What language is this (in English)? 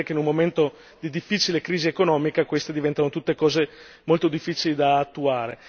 Italian